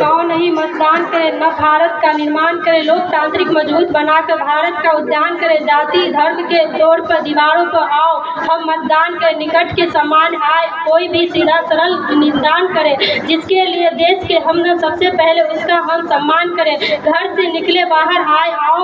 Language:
Hindi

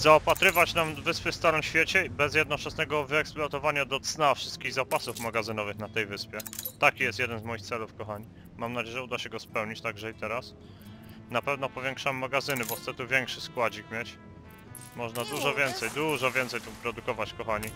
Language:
Polish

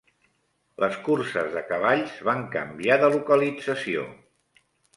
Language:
Catalan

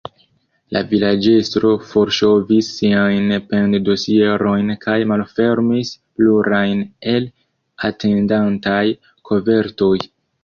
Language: Esperanto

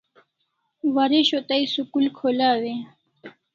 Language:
Kalasha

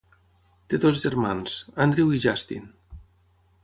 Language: Catalan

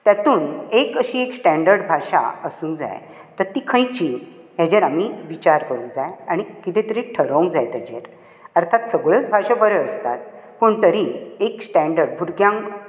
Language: Konkani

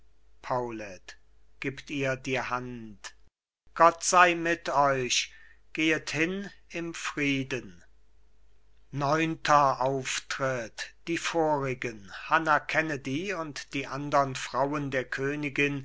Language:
German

